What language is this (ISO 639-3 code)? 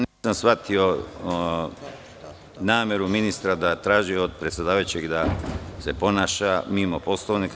srp